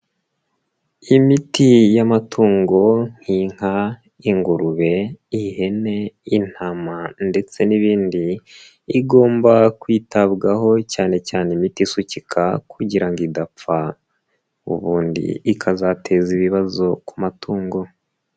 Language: Kinyarwanda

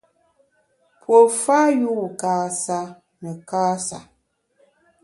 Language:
Bamun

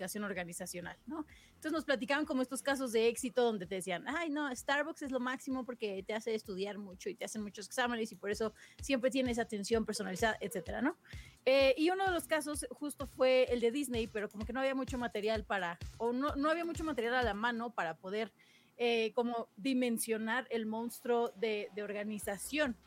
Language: Spanish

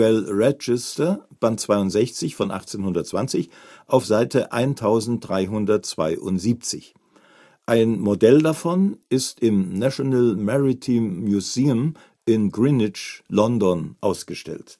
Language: German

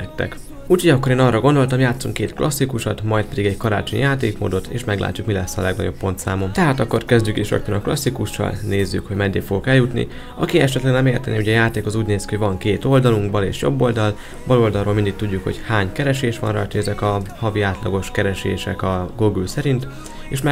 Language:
Hungarian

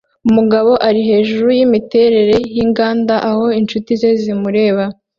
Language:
Kinyarwanda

